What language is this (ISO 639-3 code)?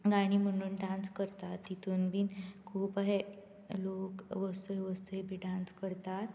kok